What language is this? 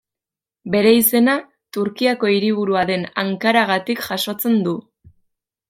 Basque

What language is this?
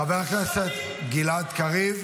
Hebrew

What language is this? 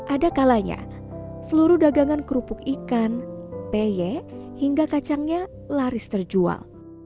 Indonesian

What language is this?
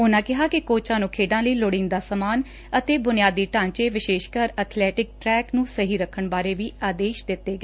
Punjabi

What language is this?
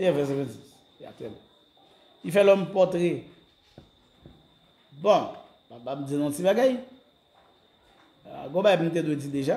French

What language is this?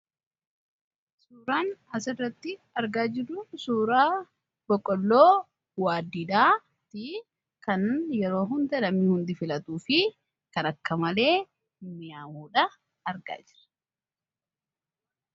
Oromo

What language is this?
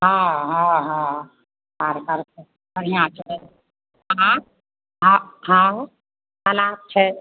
Maithili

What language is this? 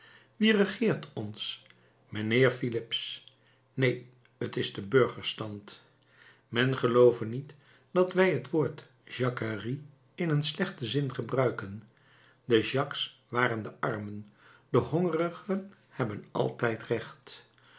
Dutch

